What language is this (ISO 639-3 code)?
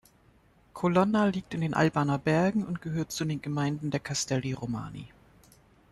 deu